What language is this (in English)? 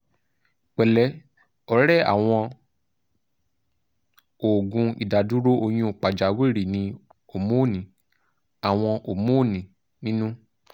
Yoruba